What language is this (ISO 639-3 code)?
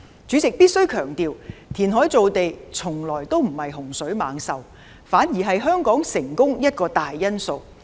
yue